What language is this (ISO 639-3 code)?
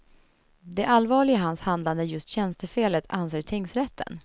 swe